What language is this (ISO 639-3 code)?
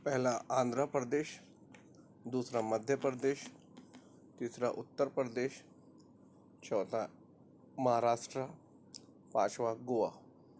urd